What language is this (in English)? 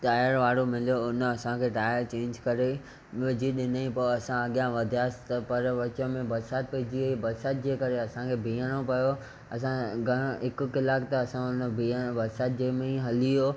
Sindhi